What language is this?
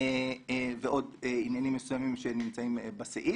Hebrew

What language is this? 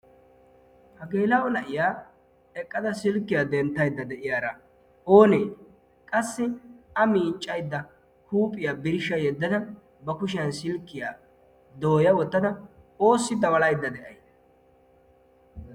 Wolaytta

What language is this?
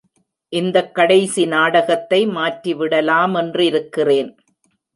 Tamil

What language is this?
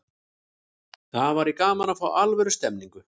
Icelandic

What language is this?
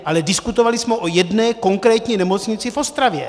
Czech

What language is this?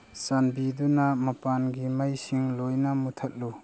Manipuri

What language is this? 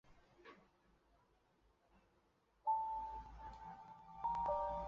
Chinese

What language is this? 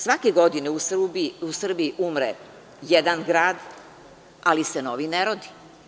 Serbian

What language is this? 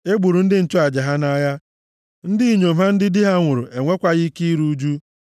Igbo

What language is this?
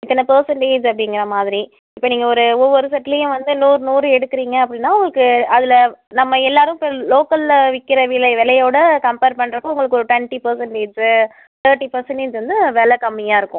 Tamil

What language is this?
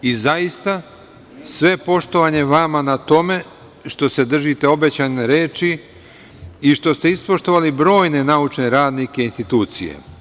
Serbian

